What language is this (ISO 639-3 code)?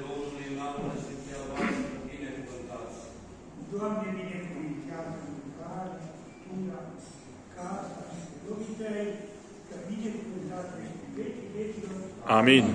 ron